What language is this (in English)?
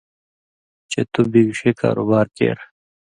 Indus Kohistani